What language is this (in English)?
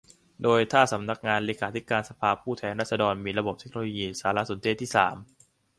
Thai